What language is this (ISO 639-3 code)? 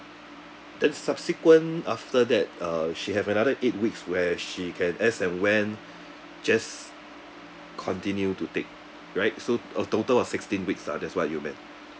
eng